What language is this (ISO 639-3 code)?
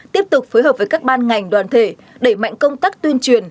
vie